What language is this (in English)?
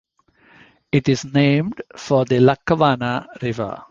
English